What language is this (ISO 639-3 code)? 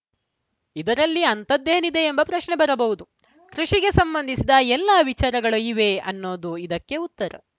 kan